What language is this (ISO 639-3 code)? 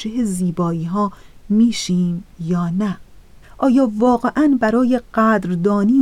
fas